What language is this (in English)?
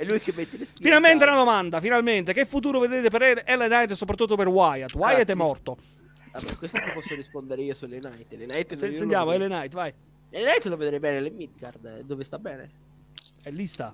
Italian